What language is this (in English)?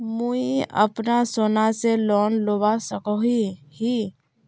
Magahi